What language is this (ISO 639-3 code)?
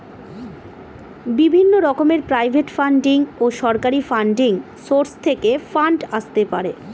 ben